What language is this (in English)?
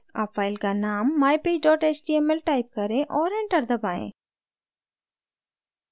Hindi